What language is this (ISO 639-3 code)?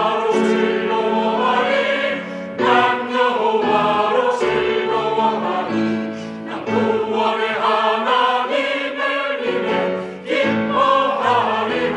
kor